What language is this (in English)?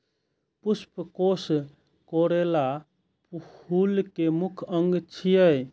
Maithili